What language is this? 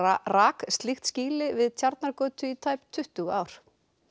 Icelandic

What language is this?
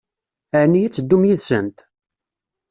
Kabyle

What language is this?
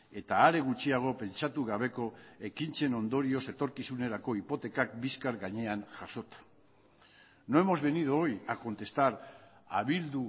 Basque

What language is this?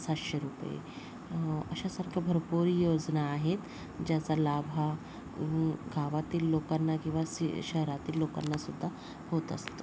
Marathi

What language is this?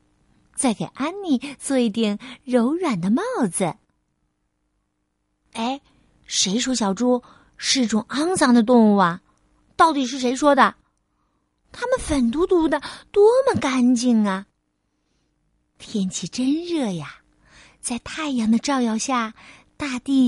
Chinese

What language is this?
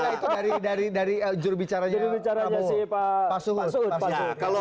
Indonesian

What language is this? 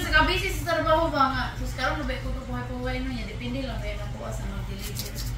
Filipino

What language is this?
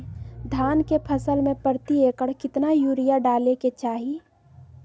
Magahi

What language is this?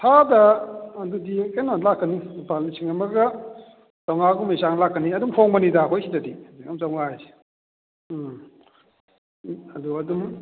Manipuri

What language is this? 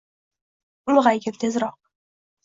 Uzbek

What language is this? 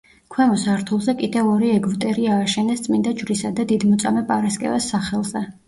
Georgian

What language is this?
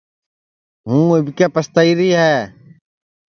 Sansi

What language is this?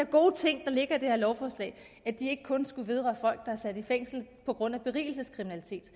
Danish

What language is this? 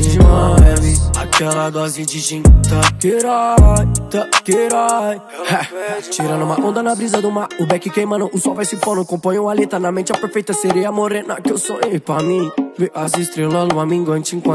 Romanian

